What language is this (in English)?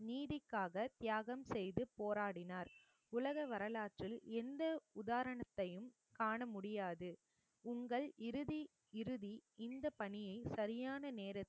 Tamil